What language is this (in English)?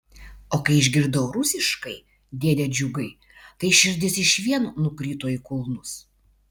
Lithuanian